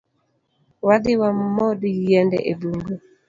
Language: Luo (Kenya and Tanzania)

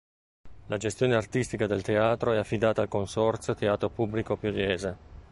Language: Italian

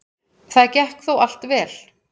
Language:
Icelandic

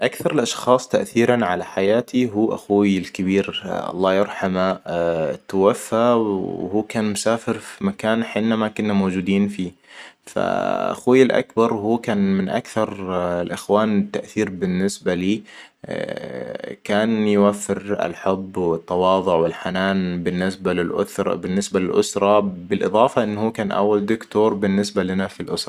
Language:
Hijazi Arabic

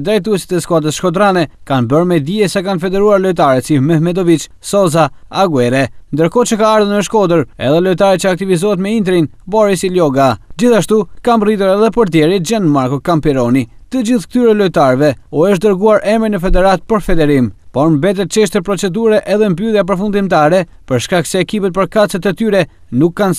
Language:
Romanian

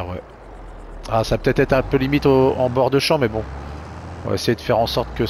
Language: French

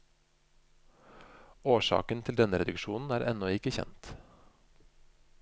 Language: Norwegian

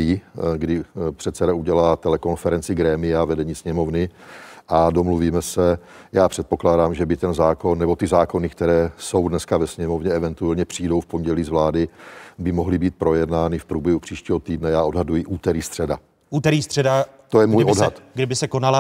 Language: Czech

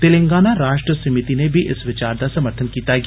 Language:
Dogri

